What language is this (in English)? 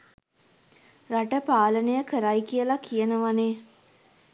Sinhala